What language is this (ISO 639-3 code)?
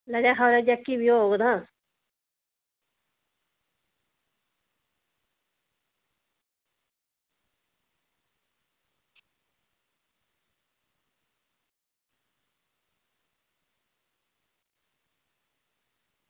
doi